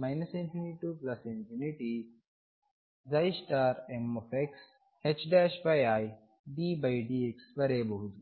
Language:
Kannada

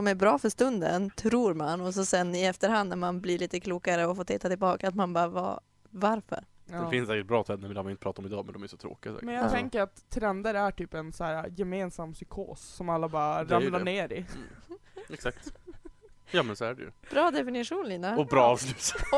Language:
Swedish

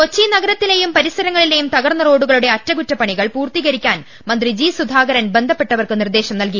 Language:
Malayalam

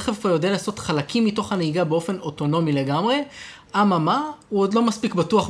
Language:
Hebrew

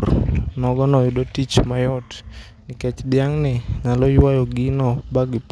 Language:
Luo (Kenya and Tanzania)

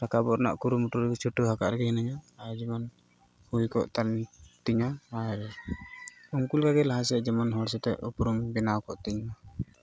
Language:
Santali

